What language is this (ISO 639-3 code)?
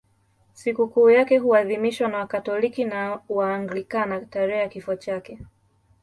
swa